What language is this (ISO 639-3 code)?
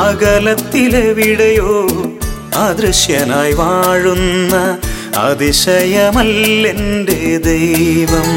mal